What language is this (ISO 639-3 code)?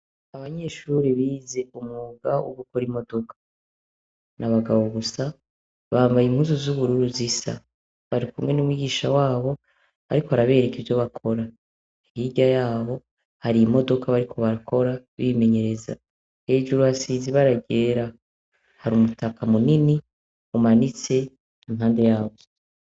run